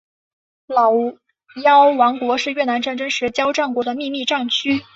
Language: Chinese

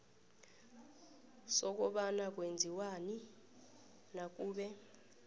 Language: South Ndebele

